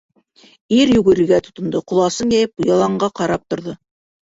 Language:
Bashkir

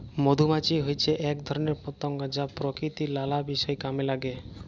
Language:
Bangla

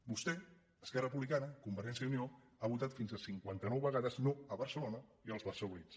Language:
Catalan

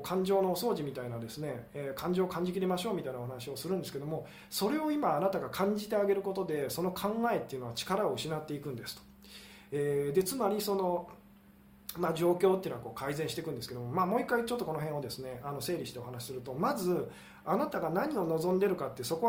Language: Japanese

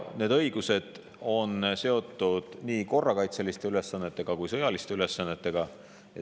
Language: Estonian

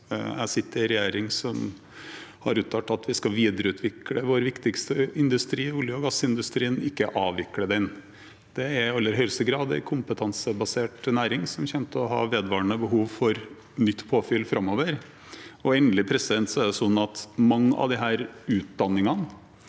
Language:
Norwegian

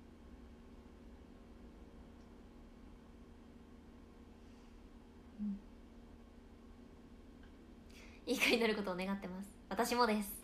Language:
Japanese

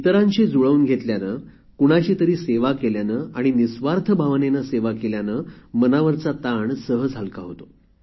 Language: Marathi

